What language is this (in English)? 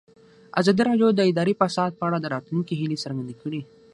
Pashto